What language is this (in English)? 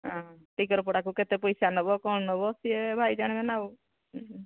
Odia